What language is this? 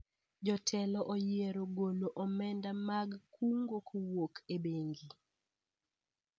Luo (Kenya and Tanzania)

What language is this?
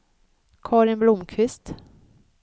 Swedish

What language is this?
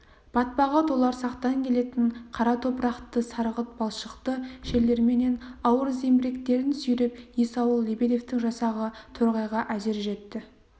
Kazakh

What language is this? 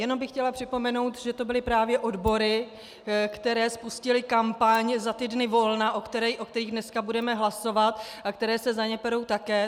Czech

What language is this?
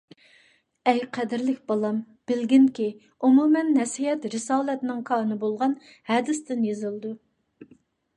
Uyghur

